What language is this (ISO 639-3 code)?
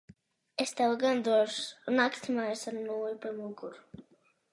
lav